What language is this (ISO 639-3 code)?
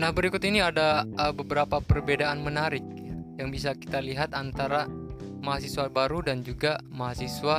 ind